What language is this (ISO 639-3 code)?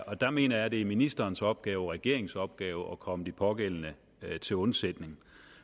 dan